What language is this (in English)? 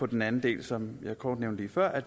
Danish